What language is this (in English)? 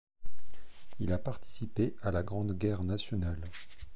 French